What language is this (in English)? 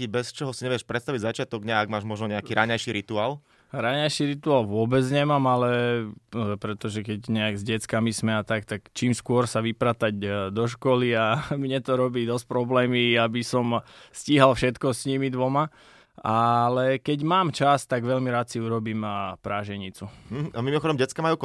Slovak